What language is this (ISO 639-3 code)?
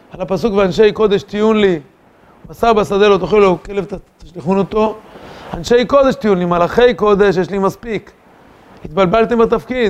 heb